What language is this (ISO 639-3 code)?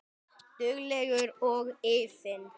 isl